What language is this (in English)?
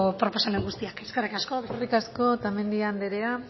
Basque